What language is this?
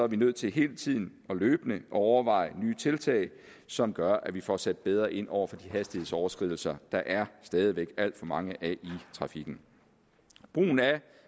Danish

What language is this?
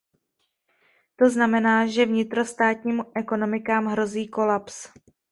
Czech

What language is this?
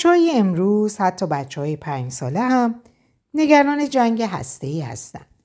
Persian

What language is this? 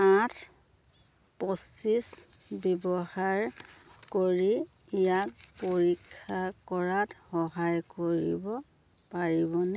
Assamese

